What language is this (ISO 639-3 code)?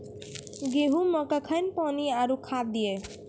mai